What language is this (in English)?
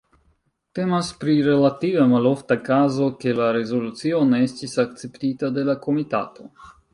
Esperanto